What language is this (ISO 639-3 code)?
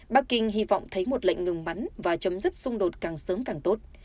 vie